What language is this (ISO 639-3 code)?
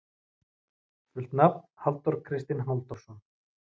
isl